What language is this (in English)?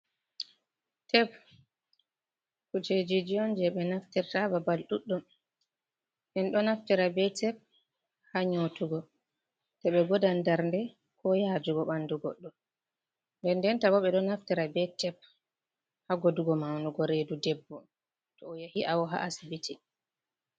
Fula